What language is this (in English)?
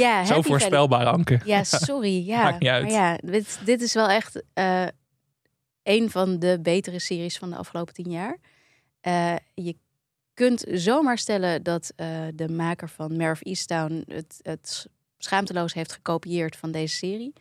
Dutch